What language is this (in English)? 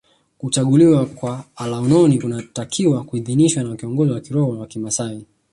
Swahili